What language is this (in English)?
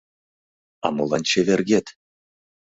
Mari